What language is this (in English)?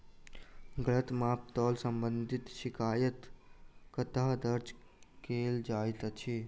Maithili